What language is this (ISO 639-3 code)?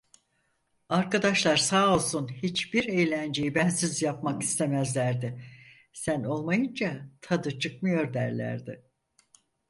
tur